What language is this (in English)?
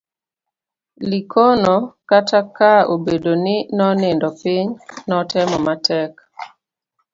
Luo (Kenya and Tanzania)